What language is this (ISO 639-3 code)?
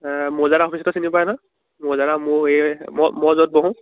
asm